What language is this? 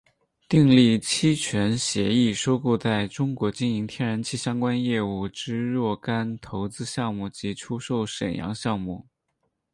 Chinese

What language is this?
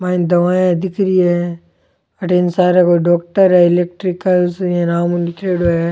Rajasthani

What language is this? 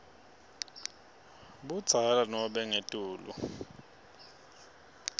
Swati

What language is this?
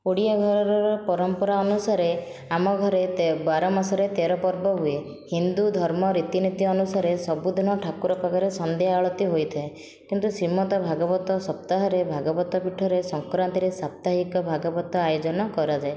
Odia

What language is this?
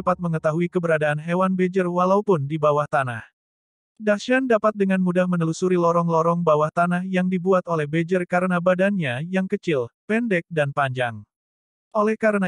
Indonesian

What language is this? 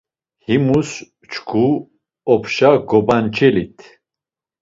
Laz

